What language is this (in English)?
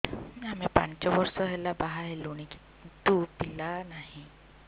Odia